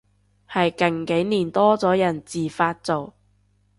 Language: Cantonese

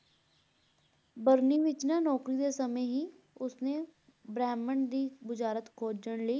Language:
Punjabi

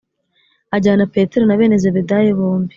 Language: Kinyarwanda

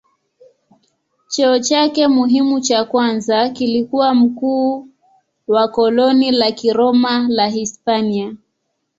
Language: Swahili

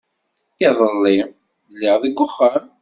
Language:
Kabyle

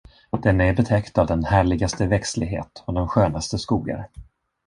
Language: Swedish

